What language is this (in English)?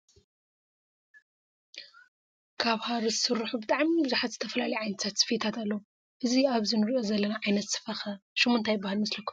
Tigrinya